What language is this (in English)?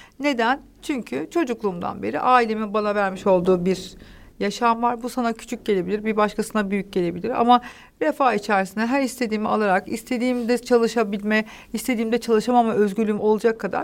Turkish